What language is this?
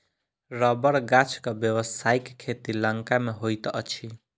Maithili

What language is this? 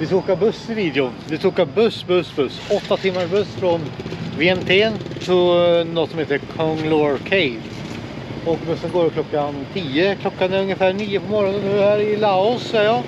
Swedish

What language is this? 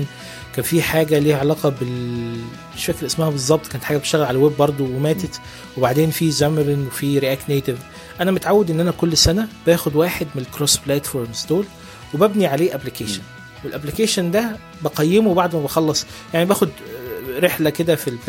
Arabic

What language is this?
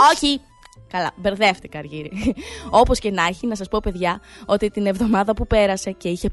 Greek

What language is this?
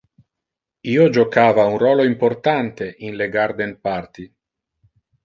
Interlingua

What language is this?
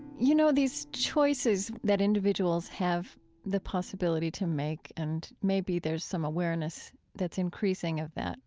English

